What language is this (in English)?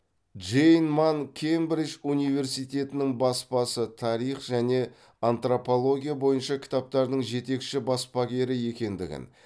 Kazakh